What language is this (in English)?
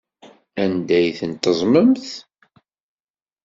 Kabyle